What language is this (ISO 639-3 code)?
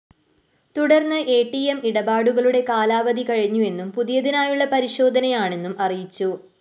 mal